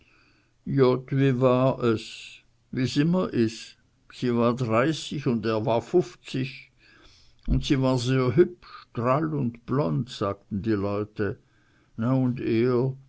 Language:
German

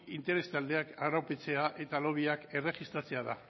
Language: Basque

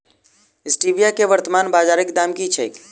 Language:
Maithili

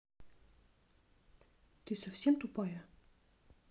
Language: Russian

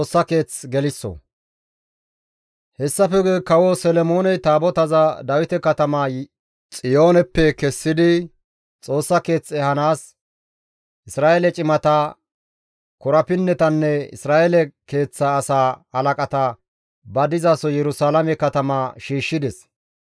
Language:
Gamo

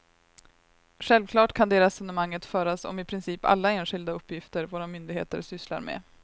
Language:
Swedish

